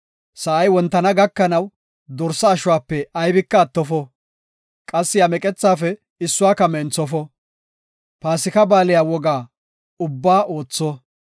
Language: Gofa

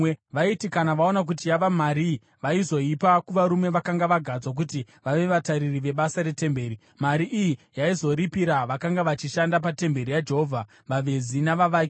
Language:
Shona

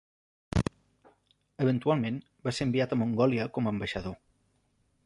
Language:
Catalan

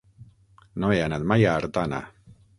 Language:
Catalan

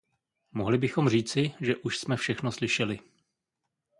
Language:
Czech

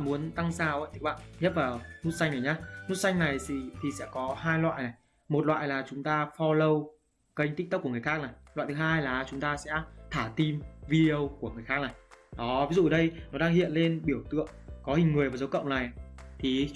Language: Vietnamese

